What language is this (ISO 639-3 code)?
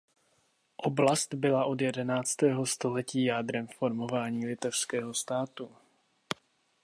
ces